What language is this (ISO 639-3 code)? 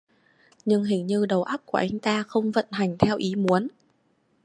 vie